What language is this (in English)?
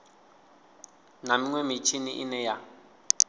Venda